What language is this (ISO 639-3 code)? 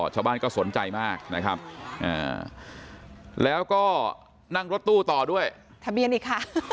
tha